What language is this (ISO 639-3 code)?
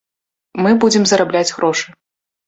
bel